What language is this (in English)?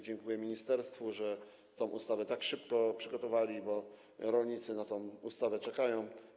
Polish